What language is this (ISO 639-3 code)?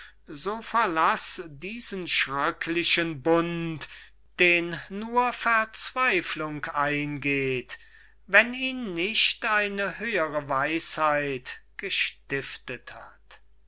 deu